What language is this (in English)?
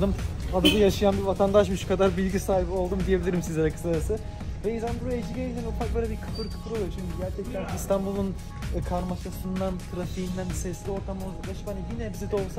Turkish